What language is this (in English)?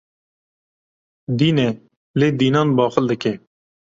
Kurdish